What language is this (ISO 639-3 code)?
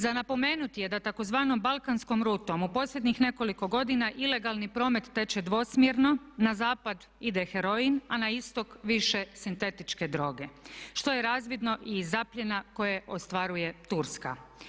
hrv